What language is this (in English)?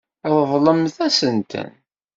Kabyle